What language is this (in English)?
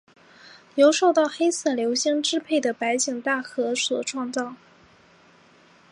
Chinese